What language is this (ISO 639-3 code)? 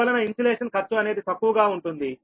tel